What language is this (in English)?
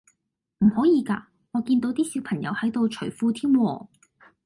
Cantonese